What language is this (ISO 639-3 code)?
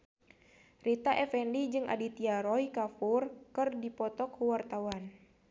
sun